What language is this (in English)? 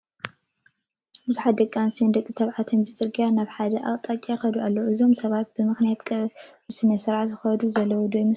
Tigrinya